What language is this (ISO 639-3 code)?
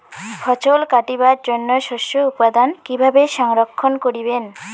ben